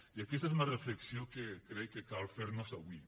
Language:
Catalan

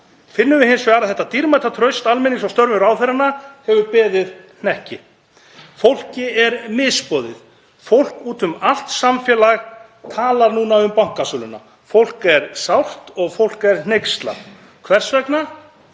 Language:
Icelandic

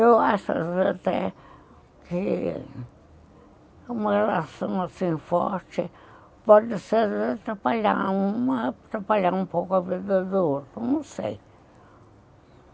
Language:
Portuguese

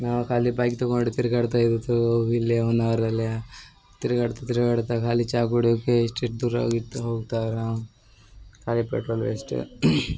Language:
Kannada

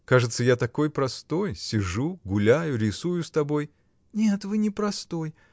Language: Russian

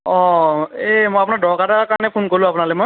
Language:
Assamese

